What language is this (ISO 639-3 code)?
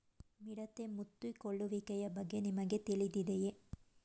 kan